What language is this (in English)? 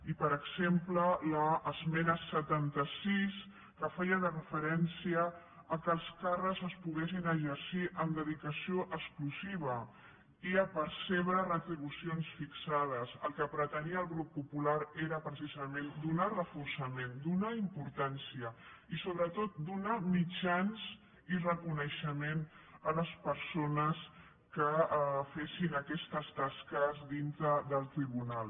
Catalan